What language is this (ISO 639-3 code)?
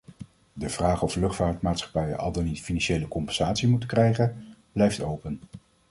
nld